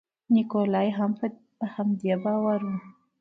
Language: Pashto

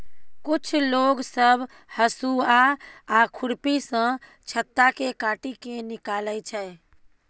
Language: Maithili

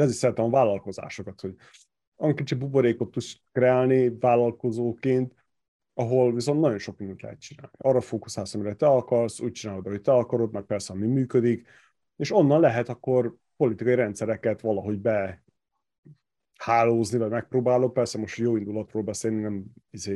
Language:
Hungarian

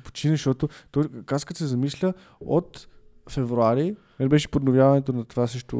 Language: Bulgarian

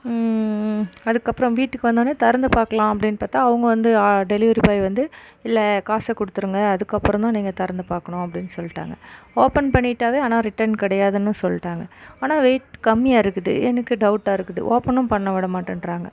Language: Tamil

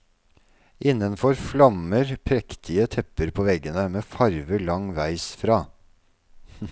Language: Norwegian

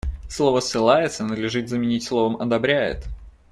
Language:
Russian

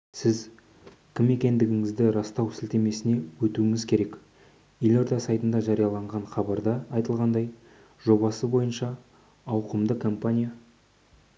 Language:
Kazakh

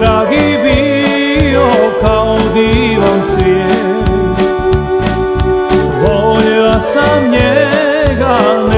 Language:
Romanian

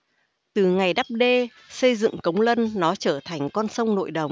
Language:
Vietnamese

